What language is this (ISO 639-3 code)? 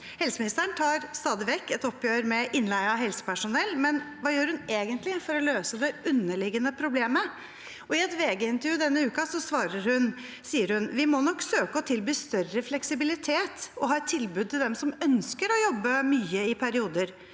nor